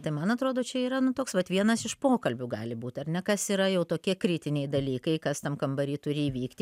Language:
Lithuanian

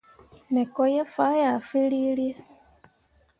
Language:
Mundang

